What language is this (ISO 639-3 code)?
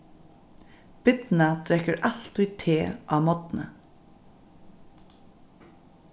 fao